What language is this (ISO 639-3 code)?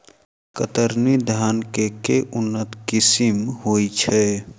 mai